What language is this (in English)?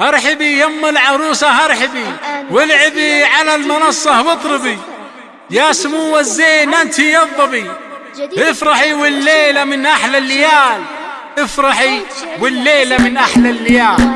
Arabic